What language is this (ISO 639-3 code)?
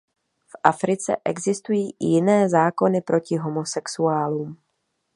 ces